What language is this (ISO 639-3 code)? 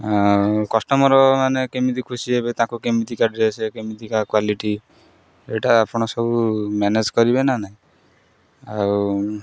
ori